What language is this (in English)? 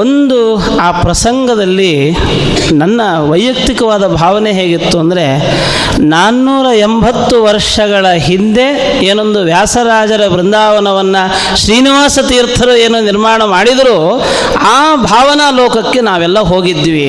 Kannada